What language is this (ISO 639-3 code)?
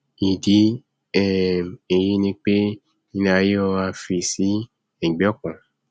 yor